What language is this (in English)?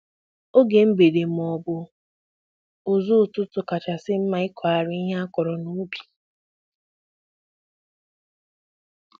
Igbo